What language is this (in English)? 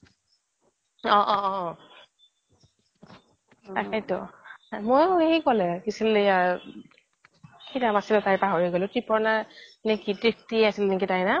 Assamese